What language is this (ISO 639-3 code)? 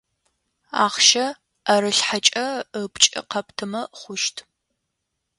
ady